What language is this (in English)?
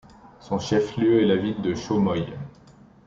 French